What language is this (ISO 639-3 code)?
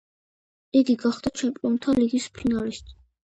kat